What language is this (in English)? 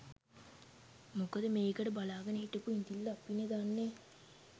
Sinhala